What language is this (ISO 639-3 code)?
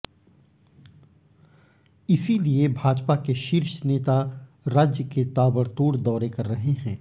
hin